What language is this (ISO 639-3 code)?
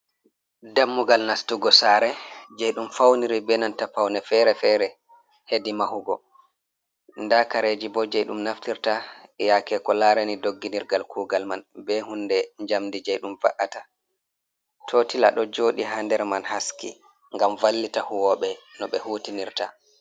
ful